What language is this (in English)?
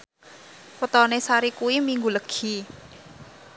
Javanese